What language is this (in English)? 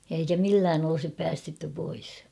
Finnish